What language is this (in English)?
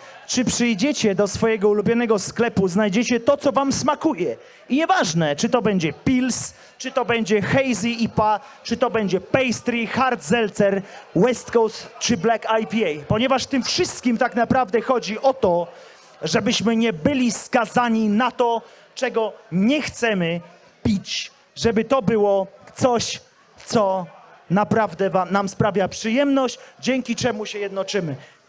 Polish